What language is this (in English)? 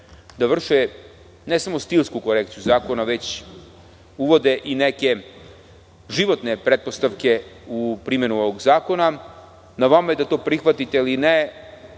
Serbian